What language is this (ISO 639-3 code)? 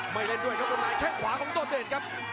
tha